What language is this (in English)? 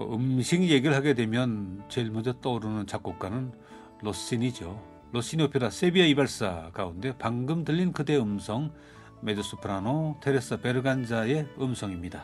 Korean